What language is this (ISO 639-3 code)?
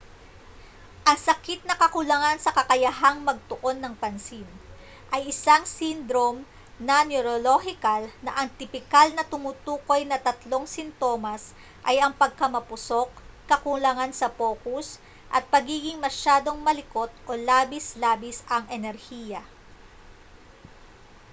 fil